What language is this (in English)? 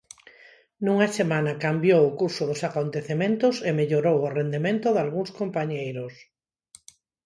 Galician